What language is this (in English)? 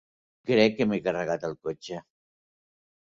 Catalan